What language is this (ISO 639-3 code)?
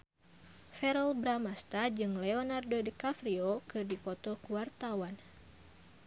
sun